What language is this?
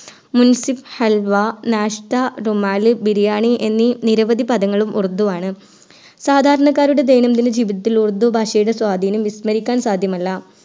Malayalam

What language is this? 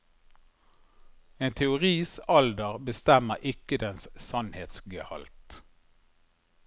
Norwegian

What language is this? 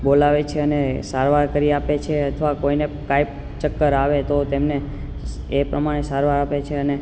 Gujarati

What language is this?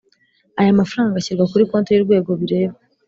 Kinyarwanda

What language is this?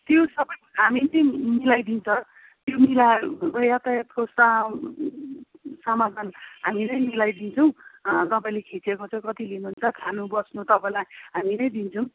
Nepali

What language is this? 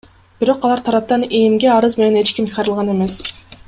Kyrgyz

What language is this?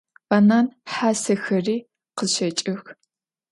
Adyghe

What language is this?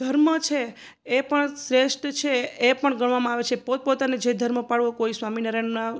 Gujarati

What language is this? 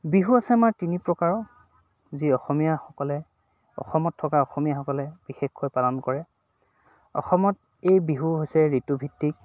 Assamese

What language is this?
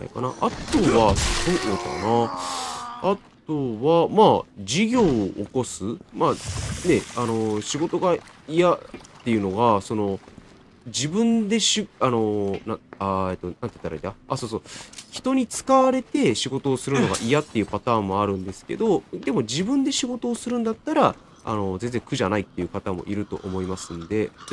Japanese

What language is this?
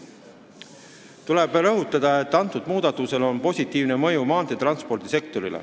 Estonian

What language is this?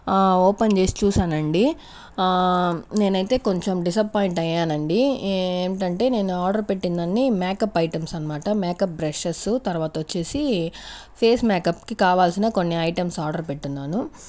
Telugu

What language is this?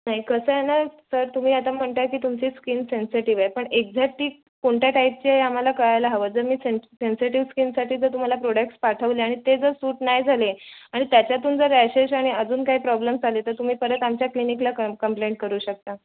Marathi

